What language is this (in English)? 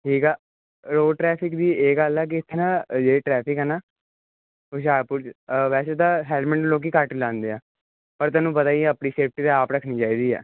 Punjabi